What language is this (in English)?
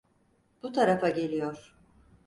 Turkish